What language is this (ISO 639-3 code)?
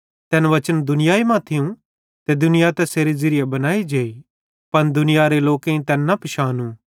bhd